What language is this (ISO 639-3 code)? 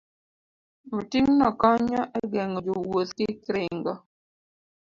luo